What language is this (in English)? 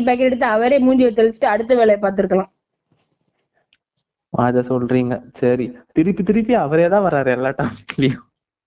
Tamil